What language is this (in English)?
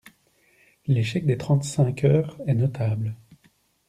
French